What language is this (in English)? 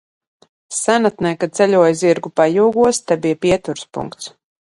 Latvian